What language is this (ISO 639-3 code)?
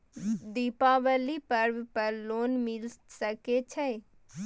mai